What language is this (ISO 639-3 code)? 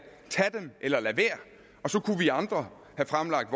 dan